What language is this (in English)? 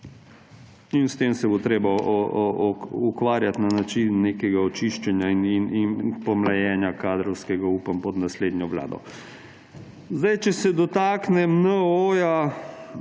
Slovenian